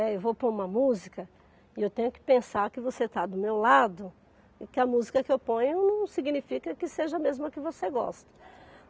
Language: Portuguese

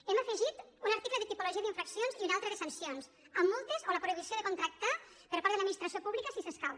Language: Catalan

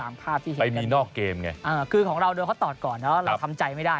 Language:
Thai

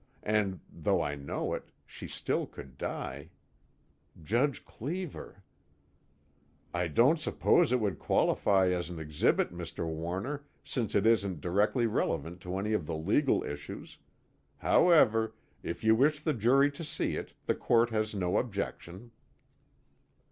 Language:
English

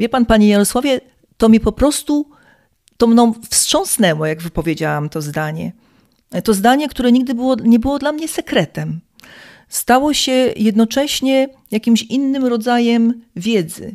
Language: Polish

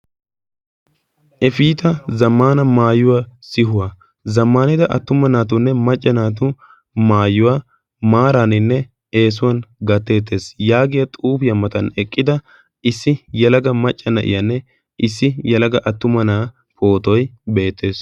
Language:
Wolaytta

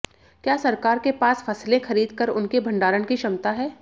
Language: Hindi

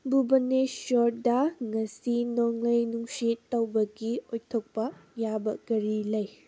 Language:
Manipuri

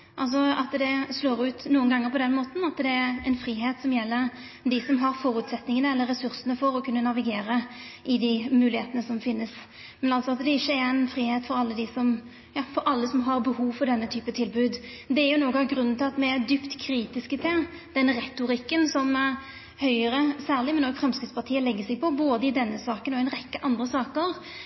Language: Norwegian Nynorsk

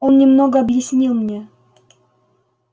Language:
Russian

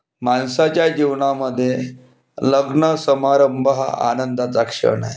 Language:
Marathi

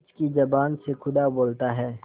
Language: Hindi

